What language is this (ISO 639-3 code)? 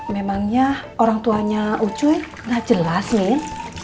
ind